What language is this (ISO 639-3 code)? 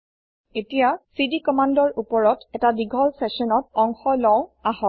asm